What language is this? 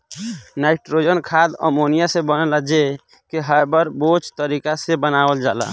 Bhojpuri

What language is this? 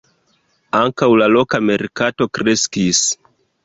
Esperanto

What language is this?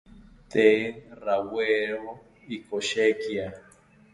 South Ucayali Ashéninka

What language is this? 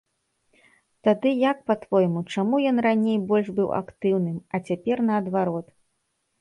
Belarusian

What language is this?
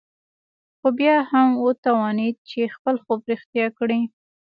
Pashto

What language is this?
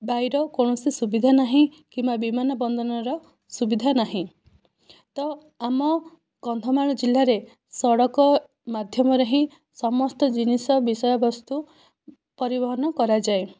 Odia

